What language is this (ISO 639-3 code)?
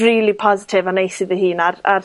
cym